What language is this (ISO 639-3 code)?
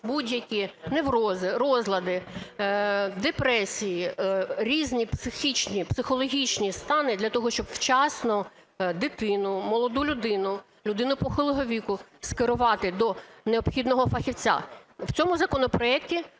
ukr